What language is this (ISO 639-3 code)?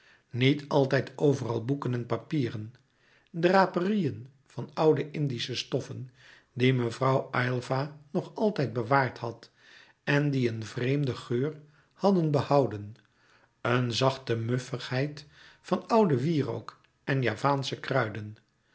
nld